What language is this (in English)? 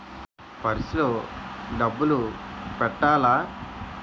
Telugu